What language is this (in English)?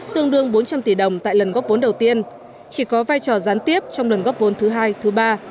Vietnamese